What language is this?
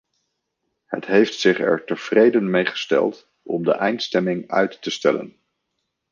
Dutch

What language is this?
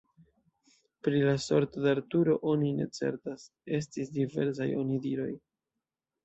Esperanto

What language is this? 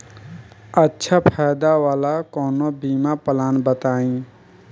Bhojpuri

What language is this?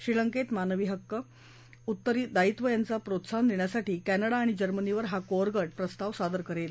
Marathi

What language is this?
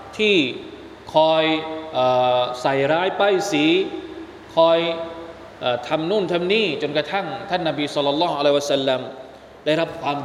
Thai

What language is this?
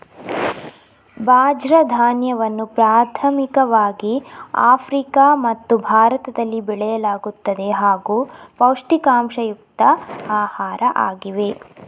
Kannada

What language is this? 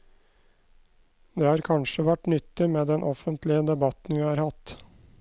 Norwegian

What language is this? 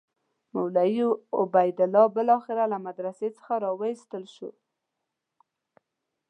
Pashto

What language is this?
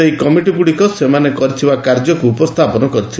Odia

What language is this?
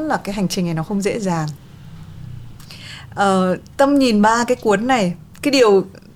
Vietnamese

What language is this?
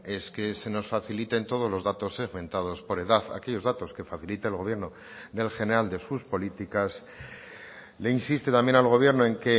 Spanish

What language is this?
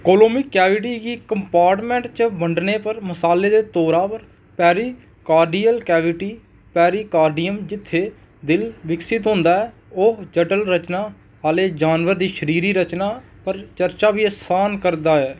Dogri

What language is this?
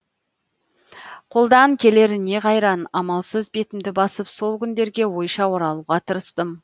Kazakh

